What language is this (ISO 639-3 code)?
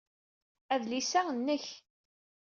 kab